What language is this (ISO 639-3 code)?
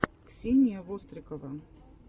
rus